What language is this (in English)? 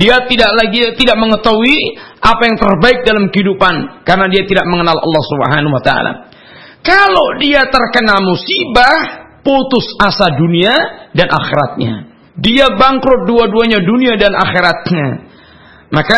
Malay